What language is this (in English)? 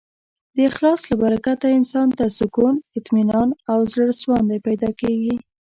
Pashto